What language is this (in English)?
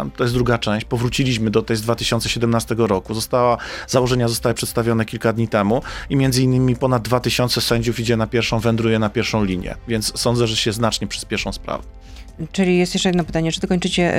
Polish